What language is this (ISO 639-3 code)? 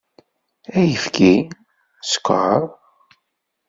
kab